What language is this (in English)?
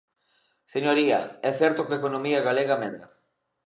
Galician